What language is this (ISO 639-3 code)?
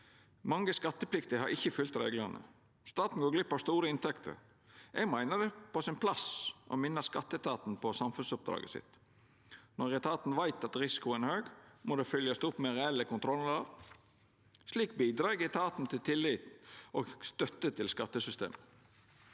nor